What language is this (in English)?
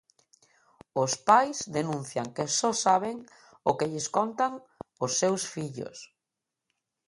Galician